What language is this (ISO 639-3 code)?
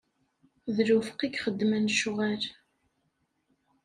kab